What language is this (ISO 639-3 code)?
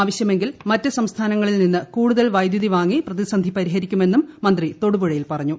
mal